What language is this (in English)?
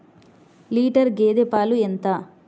Telugu